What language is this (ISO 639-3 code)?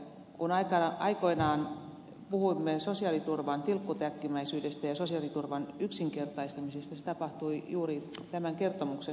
fin